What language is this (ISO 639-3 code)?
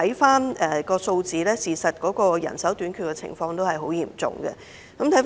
yue